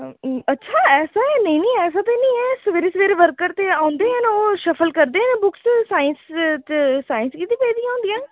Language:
Dogri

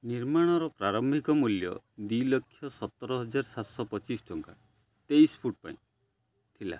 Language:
Odia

